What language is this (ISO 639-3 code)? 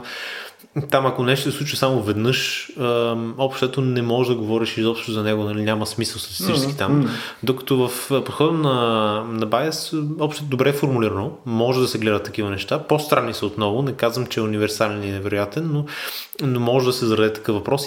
bul